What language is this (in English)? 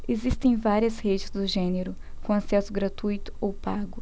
Portuguese